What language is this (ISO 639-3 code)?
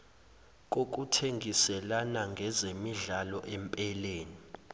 zul